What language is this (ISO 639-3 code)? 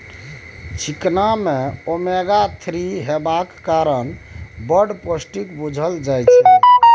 mai